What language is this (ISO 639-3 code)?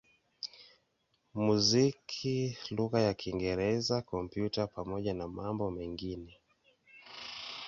swa